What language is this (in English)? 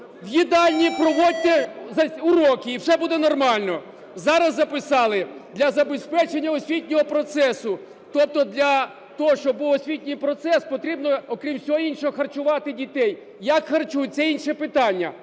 Ukrainian